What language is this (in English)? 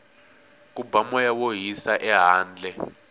Tsonga